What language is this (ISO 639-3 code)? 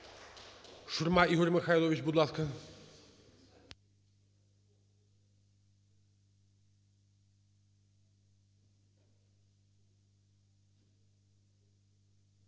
ukr